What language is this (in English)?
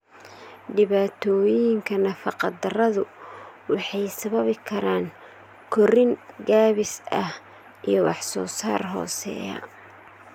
Somali